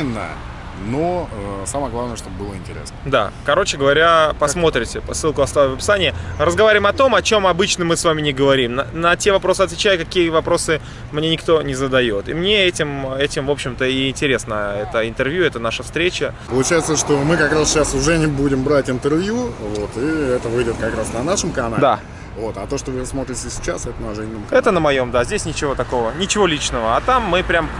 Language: Russian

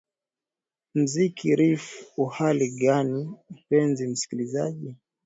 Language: Swahili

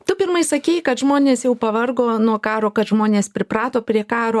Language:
Lithuanian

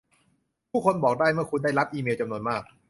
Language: Thai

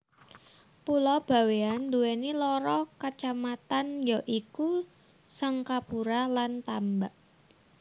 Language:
Javanese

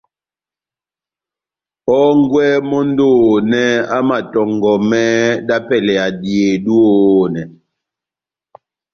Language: Batanga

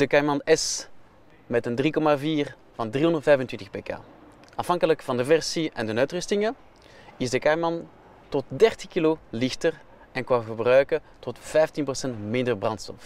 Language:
Dutch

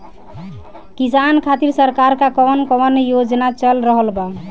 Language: Bhojpuri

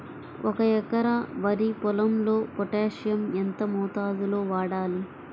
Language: Telugu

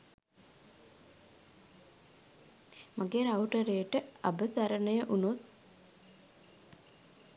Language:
Sinhala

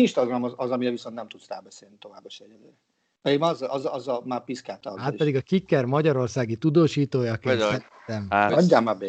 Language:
Hungarian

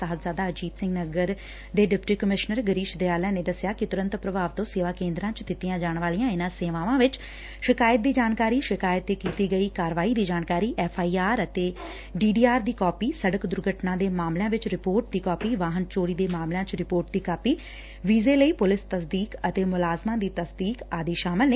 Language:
Punjabi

